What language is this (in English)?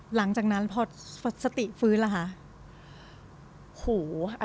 Thai